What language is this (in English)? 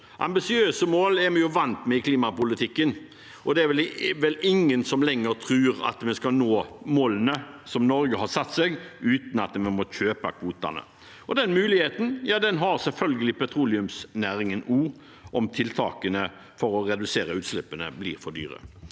Norwegian